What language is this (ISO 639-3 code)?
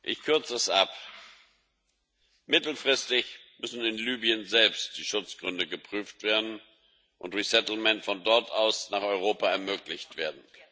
deu